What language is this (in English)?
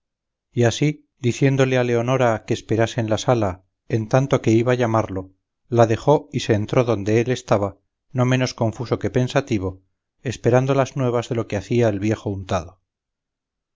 Spanish